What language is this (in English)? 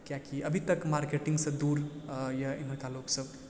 Maithili